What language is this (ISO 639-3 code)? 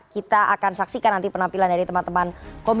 ind